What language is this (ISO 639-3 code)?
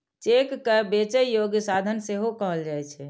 mai